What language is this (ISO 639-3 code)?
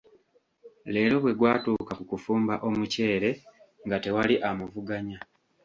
lug